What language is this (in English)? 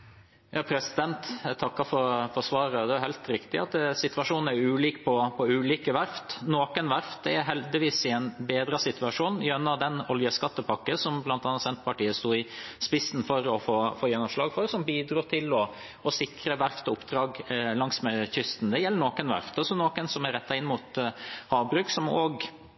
Norwegian Bokmål